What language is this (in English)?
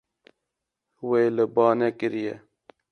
Kurdish